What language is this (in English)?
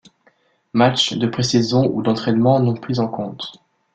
French